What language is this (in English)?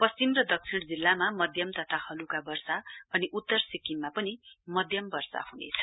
Nepali